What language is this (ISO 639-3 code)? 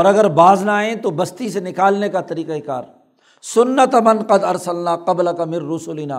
urd